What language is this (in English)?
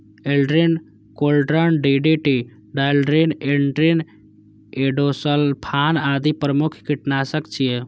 Maithili